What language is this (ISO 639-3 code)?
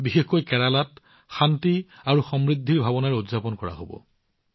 asm